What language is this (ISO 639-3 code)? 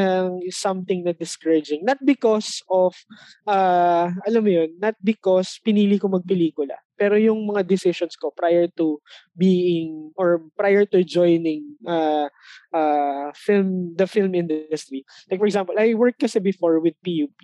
fil